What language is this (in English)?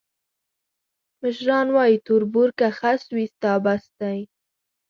Pashto